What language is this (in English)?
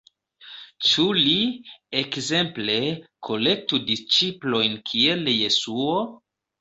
Esperanto